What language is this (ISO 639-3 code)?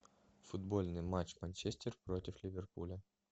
rus